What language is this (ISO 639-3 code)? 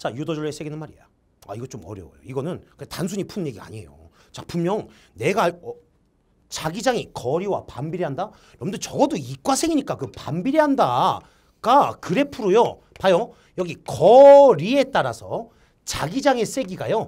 kor